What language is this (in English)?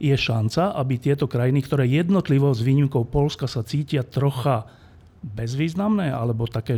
Slovak